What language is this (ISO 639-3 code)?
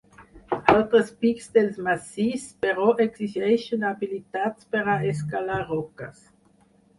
cat